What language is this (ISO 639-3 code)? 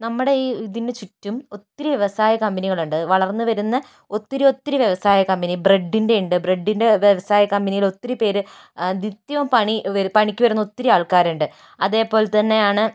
mal